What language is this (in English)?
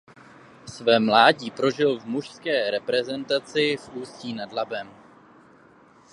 Czech